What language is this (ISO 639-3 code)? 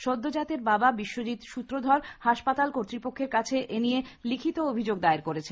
ben